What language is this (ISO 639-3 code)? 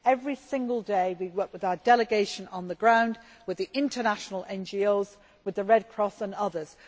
eng